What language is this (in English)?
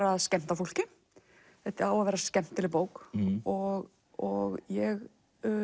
Icelandic